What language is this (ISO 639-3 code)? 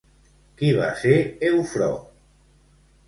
cat